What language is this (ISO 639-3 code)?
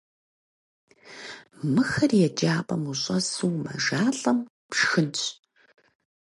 kbd